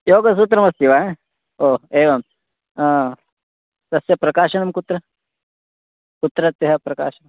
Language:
Sanskrit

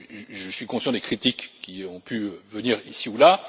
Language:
French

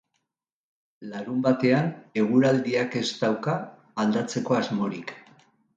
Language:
Basque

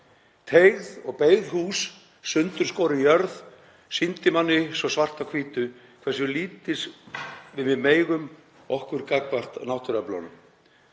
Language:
Icelandic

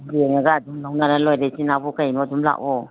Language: Manipuri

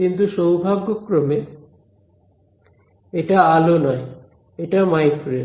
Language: Bangla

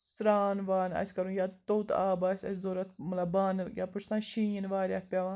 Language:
Kashmiri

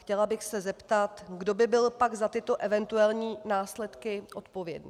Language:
Czech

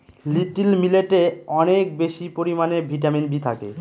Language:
Bangla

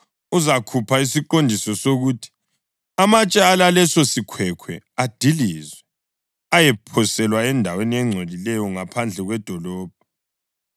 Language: North Ndebele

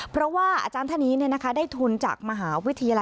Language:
Thai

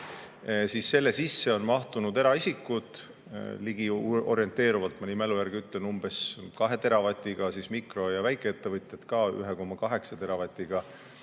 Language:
Estonian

